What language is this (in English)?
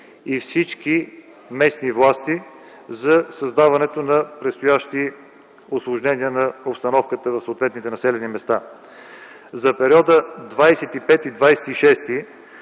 Bulgarian